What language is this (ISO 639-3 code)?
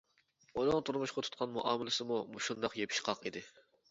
uig